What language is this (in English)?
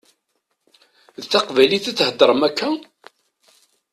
Kabyle